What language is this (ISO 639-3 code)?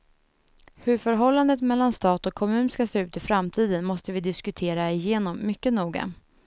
swe